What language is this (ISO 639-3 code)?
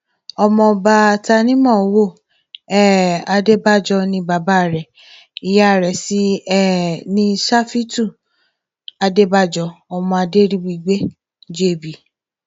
yor